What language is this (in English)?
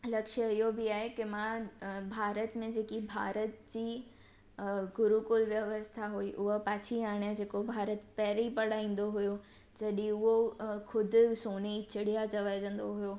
Sindhi